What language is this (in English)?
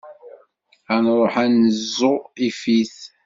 Kabyle